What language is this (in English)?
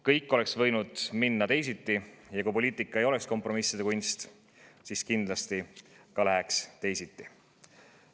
Estonian